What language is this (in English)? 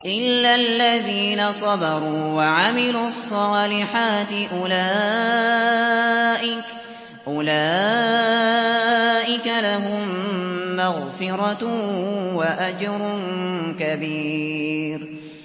Arabic